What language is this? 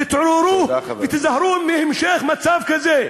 Hebrew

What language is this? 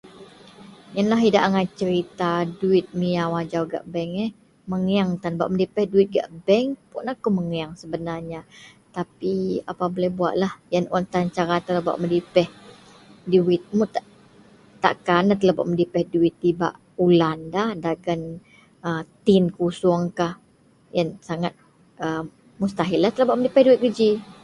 Central Melanau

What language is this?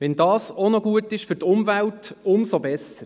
Swiss German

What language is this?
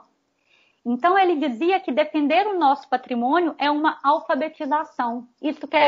Portuguese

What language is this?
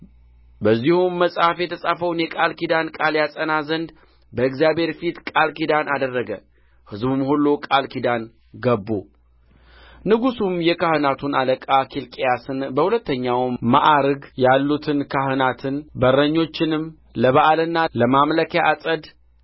Amharic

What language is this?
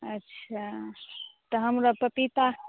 Maithili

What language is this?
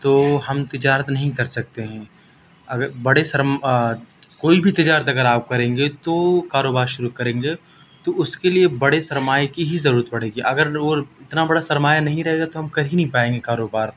Urdu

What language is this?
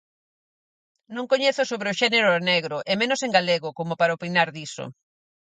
Galician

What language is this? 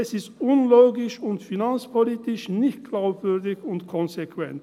Swiss German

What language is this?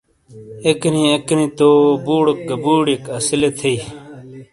Shina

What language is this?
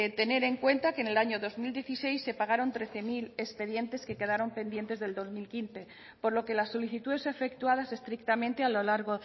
Spanish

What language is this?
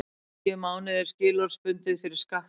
Icelandic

